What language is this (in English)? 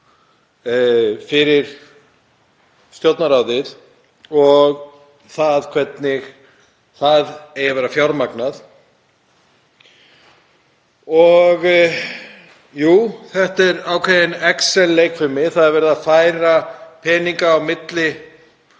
Icelandic